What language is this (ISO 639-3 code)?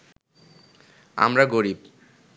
ben